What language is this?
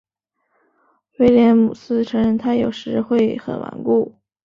Chinese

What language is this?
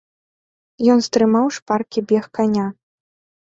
Belarusian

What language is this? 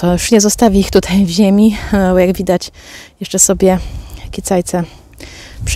Polish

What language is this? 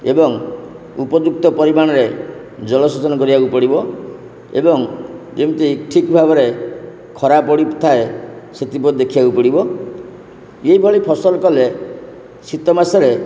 Odia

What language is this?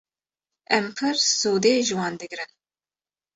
Kurdish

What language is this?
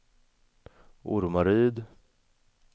Swedish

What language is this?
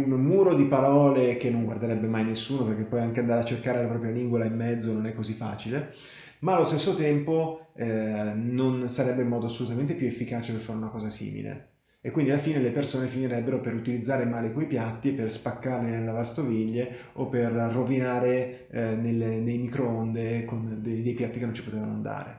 Italian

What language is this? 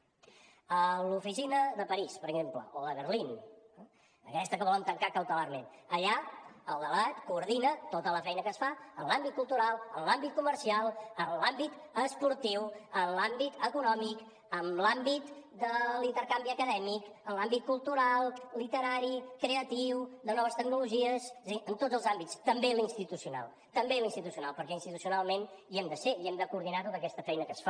Catalan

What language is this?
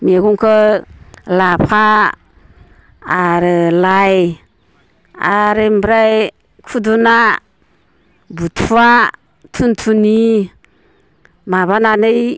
Bodo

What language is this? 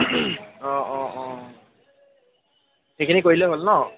Assamese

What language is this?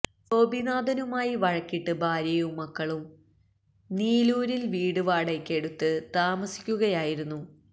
Malayalam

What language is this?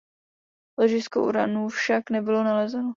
Czech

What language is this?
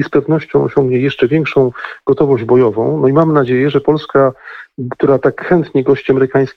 Polish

